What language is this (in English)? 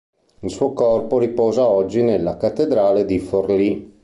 Italian